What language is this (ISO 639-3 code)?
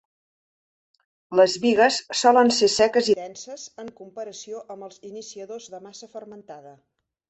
cat